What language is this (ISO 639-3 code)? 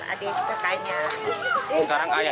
ind